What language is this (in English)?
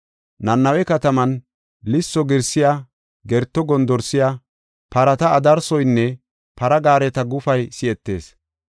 Gofa